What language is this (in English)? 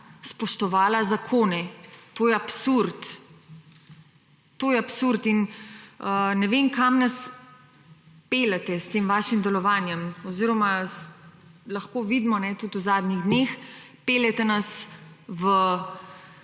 Slovenian